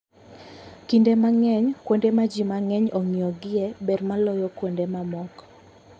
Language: Luo (Kenya and Tanzania)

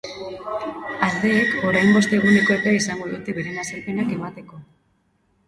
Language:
Basque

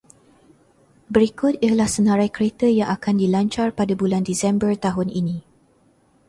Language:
Malay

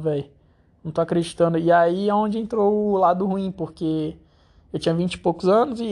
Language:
Portuguese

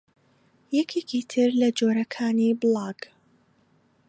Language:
Central Kurdish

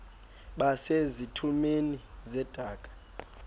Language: Xhosa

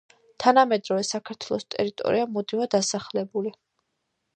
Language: Georgian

